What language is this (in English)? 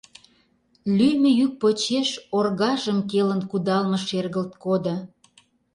Mari